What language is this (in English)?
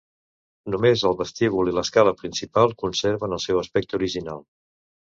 Catalan